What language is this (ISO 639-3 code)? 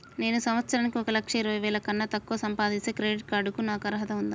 tel